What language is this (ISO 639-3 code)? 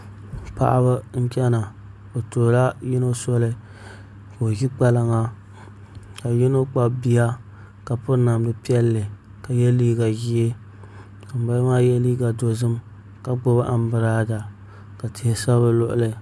dag